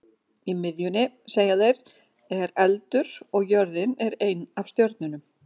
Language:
Icelandic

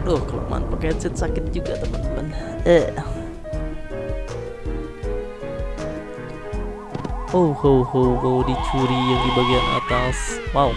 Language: Indonesian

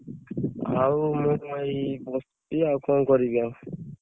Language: Odia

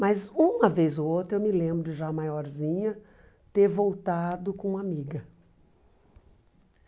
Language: Portuguese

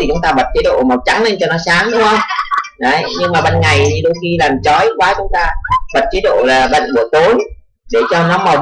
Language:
Vietnamese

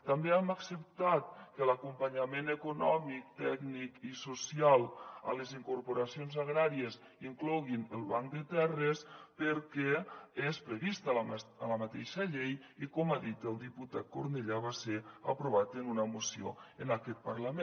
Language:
Catalan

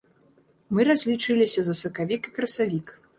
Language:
Belarusian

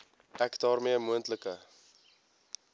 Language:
Afrikaans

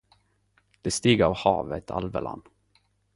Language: Norwegian Nynorsk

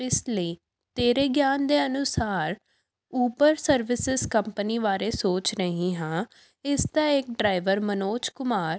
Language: Punjabi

